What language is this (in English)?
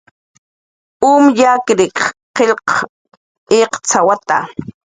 Jaqaru